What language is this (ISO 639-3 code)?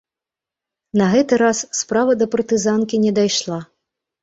bel